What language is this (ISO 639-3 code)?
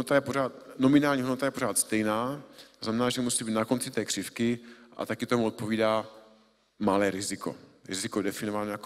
ces